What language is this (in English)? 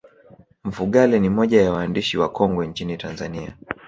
Swahili